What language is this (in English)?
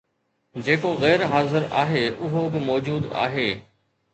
Sindhi